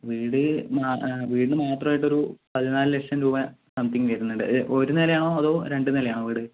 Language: Malayalam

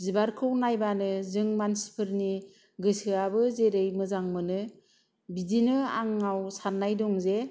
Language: Bodo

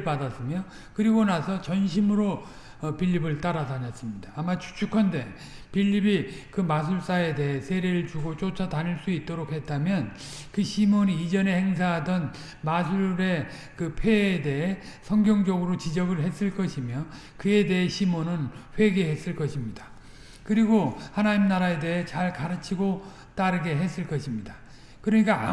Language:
Korean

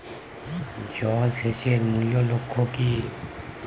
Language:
Bangla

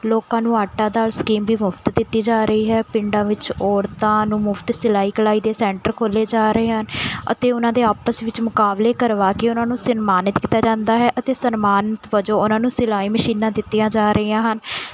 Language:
Punjabi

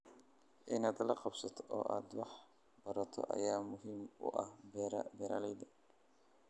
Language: Somali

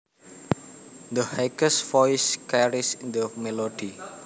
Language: Javanese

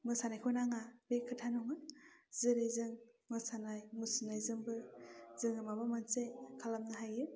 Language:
Bodo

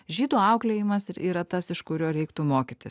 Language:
Lithuanian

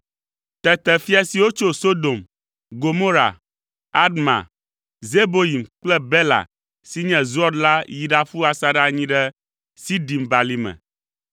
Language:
Ewe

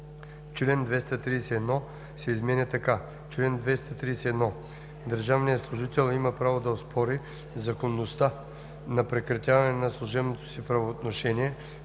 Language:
Bulgarian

